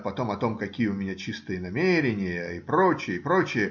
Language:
Russian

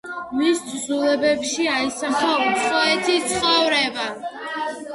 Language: Georgian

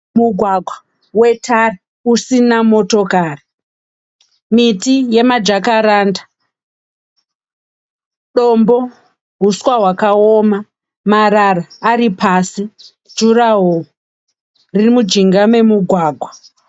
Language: Shona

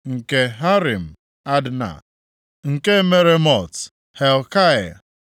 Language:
Igbo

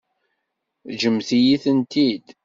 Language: Kabyle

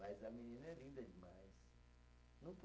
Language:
Portuguese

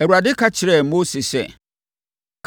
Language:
Akan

